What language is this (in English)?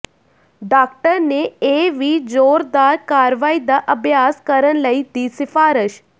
Punjabi